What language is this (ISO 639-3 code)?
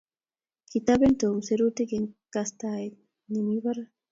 kln